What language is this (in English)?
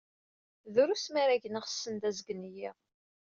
Kabyle